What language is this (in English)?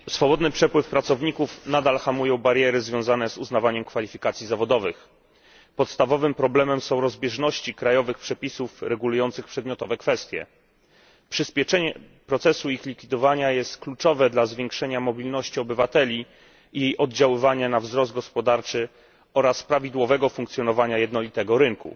Polish